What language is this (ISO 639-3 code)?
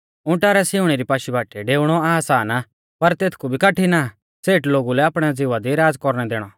bfz